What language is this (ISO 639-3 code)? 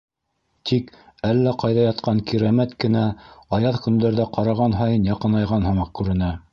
bak